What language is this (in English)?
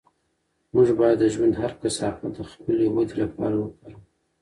Pashto